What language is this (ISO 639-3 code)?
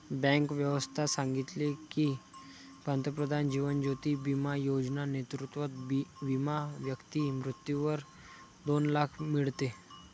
mar